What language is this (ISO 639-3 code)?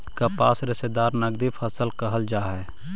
mag